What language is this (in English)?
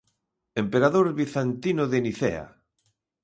Galician